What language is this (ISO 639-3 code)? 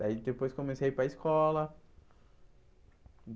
por